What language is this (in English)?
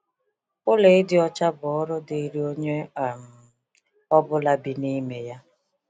Igbo